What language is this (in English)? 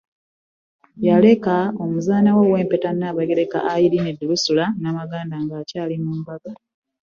Ganda